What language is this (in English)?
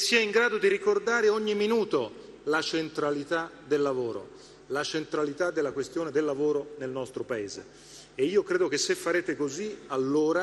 Italian